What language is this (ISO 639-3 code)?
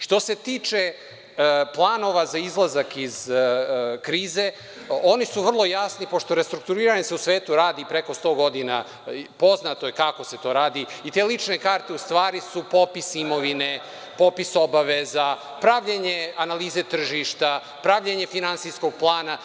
srp